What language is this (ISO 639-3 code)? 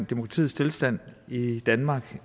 dan